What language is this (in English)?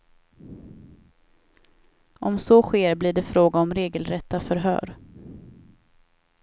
Swedish